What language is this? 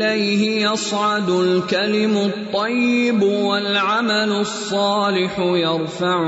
Urdu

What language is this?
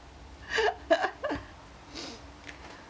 English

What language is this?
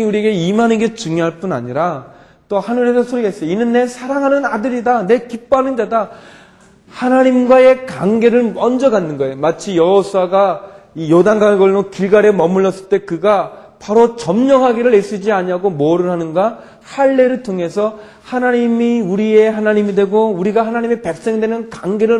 Korean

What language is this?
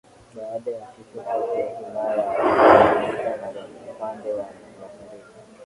Swahili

